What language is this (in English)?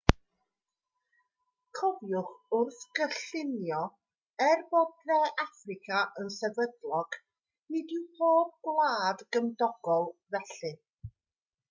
Welsh